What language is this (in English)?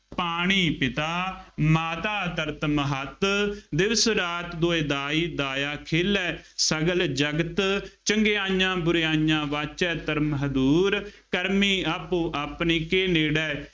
Punjabi